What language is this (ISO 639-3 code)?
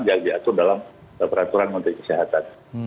ind